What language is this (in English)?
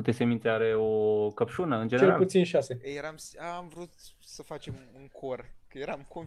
Romanian